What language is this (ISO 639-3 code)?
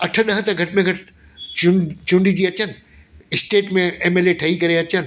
snd